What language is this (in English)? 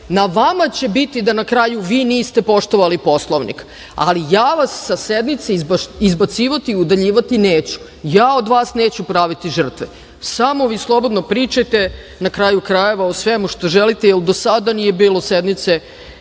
Serbian